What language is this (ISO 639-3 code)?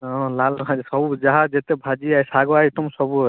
ori